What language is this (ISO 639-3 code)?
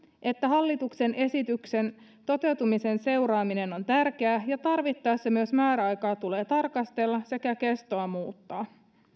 fin